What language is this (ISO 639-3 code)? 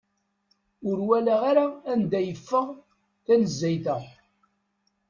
kab